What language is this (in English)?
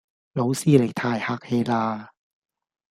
Cantonese